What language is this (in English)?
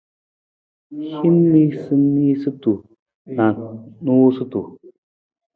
Nawdm